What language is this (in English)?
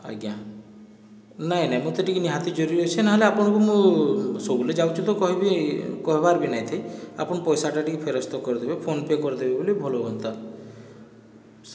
Odia